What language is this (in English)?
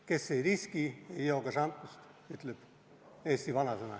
Estonian